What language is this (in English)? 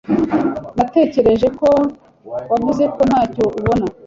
Kinyarwanda